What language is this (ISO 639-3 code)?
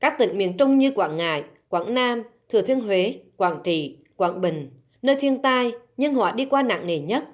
vie